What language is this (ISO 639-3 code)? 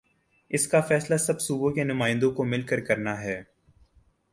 urd